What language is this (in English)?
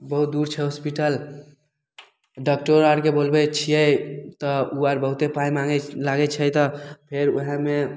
Maithili